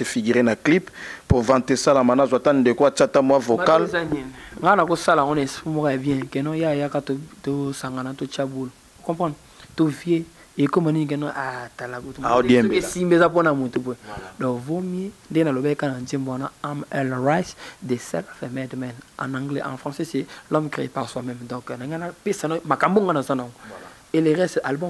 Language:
French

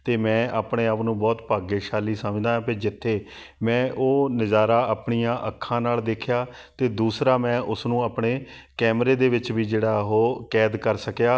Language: Punjabi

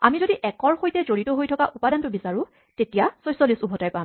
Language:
Assamese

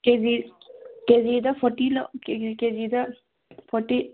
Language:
Manipuri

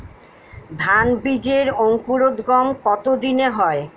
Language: Bangla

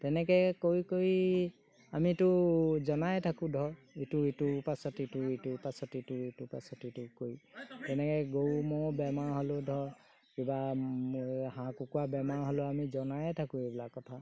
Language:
Assamese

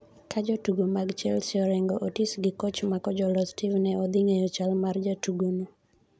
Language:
Luo (Kenya and Tanzania)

